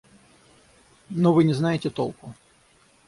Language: Russian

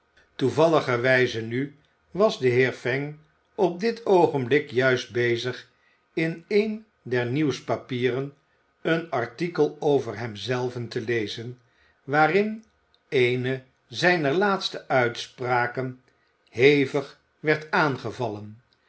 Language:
Dutch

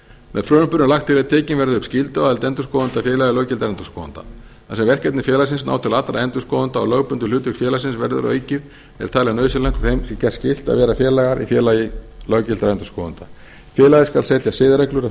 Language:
Icelandic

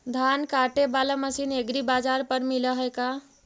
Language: Magahi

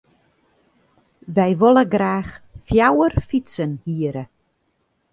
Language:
Western Frisian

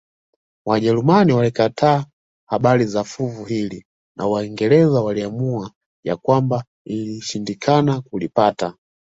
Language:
Swahili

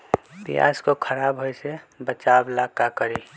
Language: Magahi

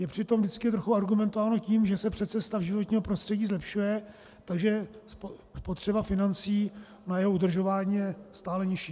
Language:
Czech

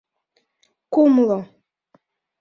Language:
Mari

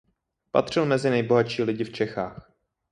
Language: Czech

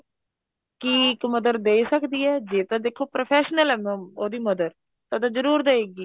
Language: Punjabi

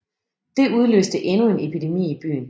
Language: Danish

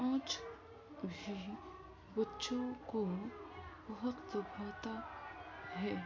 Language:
Urdu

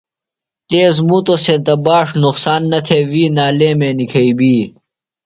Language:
Phalura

